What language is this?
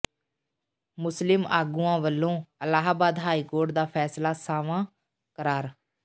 Punjabi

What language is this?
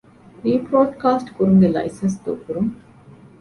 Divehi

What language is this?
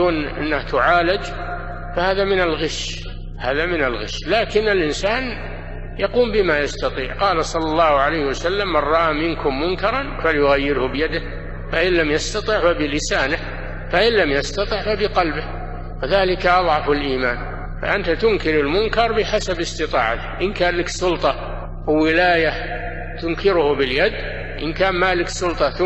Arabic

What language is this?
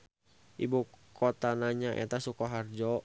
Sundanese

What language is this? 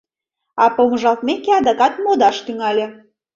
Mari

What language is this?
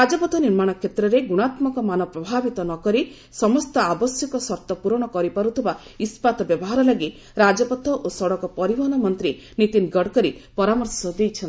Odia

